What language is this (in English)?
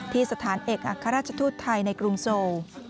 Thai